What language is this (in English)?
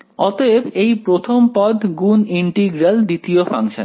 Bangla